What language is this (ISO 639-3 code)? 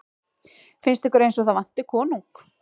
isl